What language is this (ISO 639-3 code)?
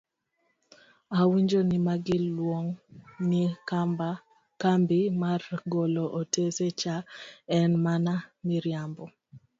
luo